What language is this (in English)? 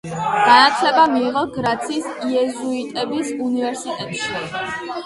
Georgian